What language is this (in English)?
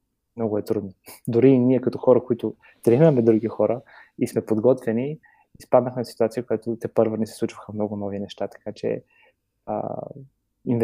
Bulgarian